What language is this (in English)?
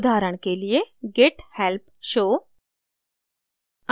Hindi